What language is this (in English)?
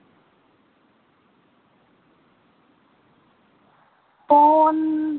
Dogri